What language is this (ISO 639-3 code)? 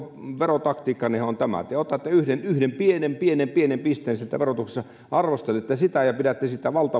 fin